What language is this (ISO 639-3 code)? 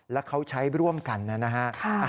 tha